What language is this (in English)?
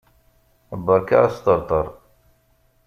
Kabyle